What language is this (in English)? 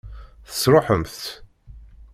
Kabyle